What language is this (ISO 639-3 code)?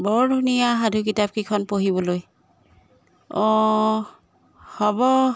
asm